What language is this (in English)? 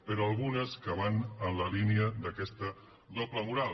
Catalan